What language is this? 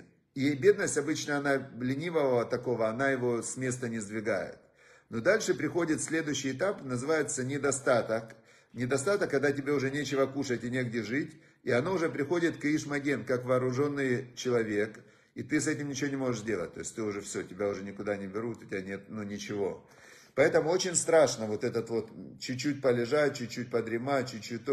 Russian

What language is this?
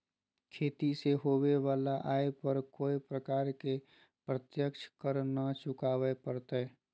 Magahi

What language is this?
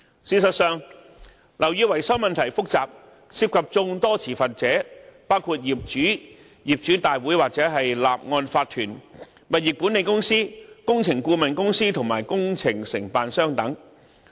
Cantonese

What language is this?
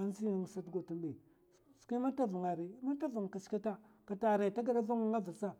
Mafa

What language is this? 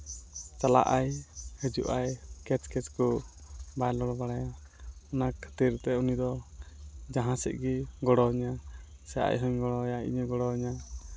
Santali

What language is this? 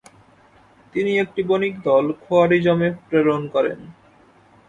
Bangla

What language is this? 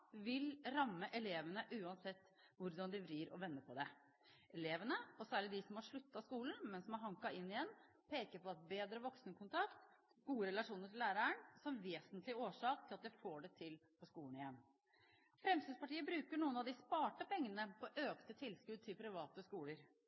Norwegian Bokmål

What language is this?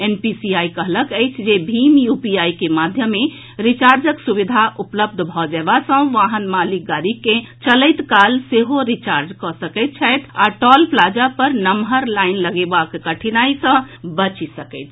Maithili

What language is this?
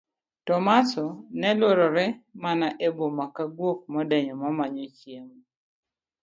Luo (Kenya and Tanzania)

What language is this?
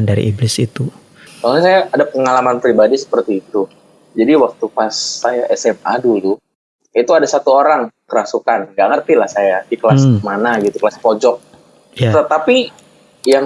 Indonesian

